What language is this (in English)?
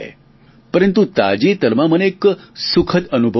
Gujarati